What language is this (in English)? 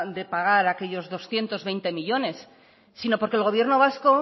Spanish